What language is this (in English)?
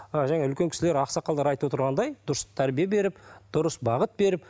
Kazakh